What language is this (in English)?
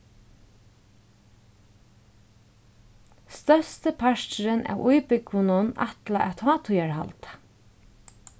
Faroese